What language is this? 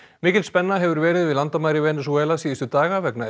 Icelandic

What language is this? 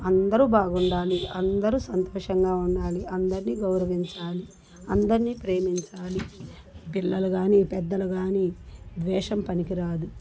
Telugu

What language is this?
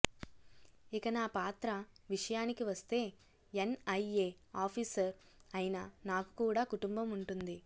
Telugu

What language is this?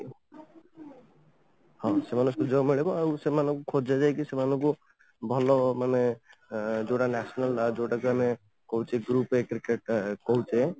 Odia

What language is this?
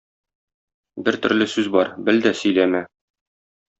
Tatar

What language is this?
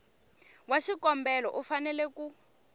Tsonga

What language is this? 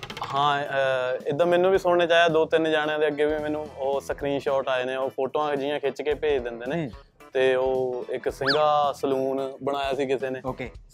Punjabi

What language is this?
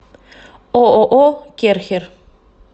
Russian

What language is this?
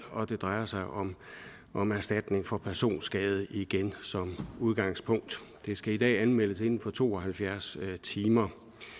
Danish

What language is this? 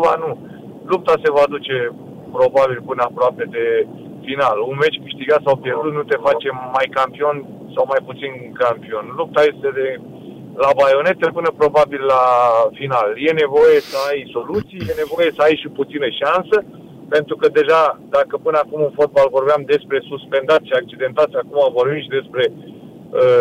Romanian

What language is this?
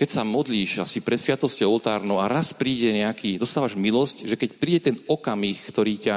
Slovak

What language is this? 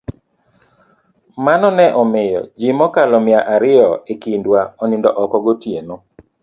Luo (Kenya and Tanzania)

